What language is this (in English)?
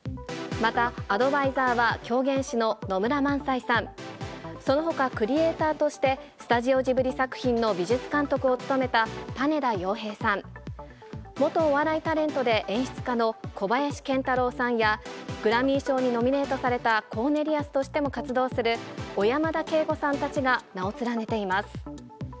Japanese